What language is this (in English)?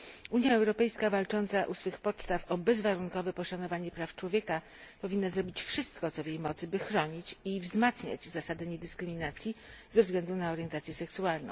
Polish